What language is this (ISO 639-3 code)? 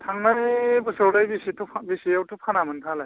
brx